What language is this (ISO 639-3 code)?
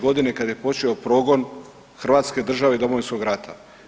hrv